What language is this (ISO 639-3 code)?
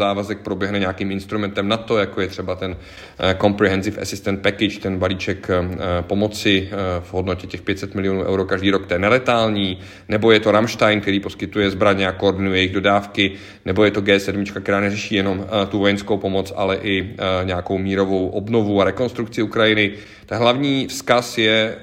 ces